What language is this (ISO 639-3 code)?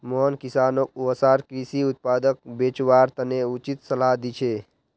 mag